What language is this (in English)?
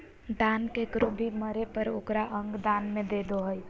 Magahi